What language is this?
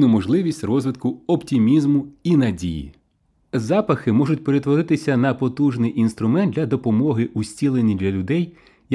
Ukrainian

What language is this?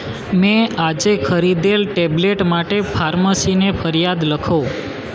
Gujarati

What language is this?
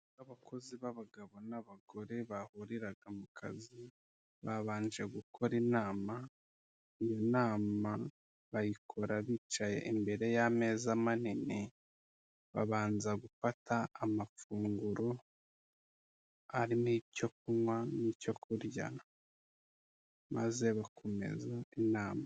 Kinyarwanda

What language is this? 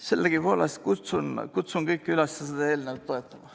Estonian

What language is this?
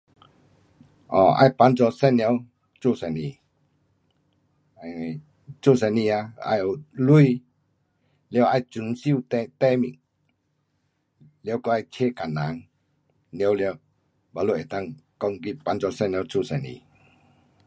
Pu-Xian Chinese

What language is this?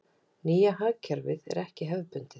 Icelandic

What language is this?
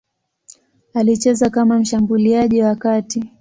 Swahili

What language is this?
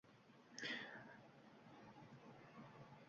Uzbek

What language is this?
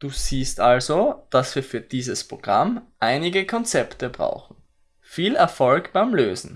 German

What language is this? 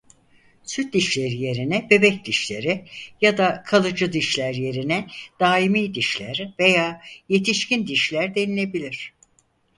Turkish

